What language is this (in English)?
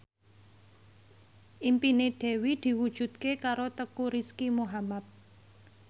Javanese